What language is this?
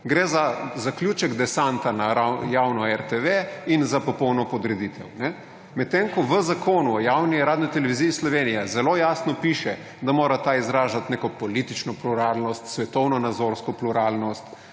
Slovenian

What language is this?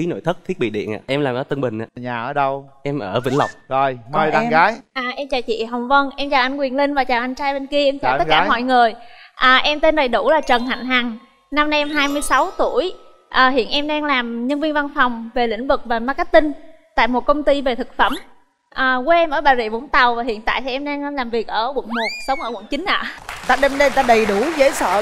Vietnamese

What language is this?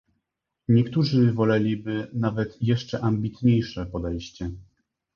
Polish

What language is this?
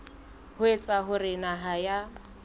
Southern Sotho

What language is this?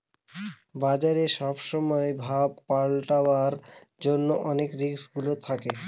Bangla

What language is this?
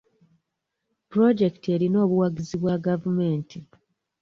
Ganda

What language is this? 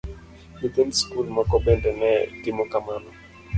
Luo (Kenya and Tanzania)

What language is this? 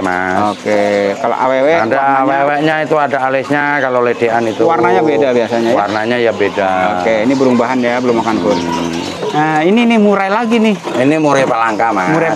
Indonesian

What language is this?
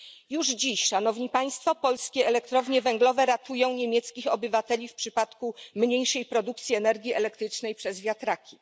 Polish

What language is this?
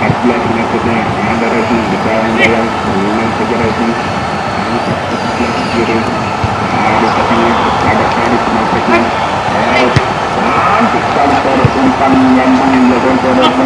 Indonesian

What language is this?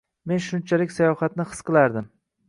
Uzbek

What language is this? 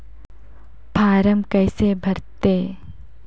Chhattisgarhi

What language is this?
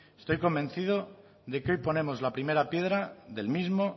Spanish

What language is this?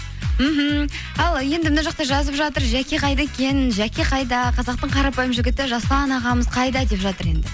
Kazakh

